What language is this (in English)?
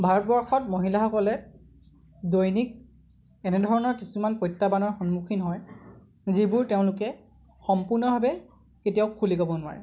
Assamese